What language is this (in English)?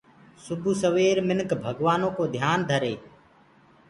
Gurgula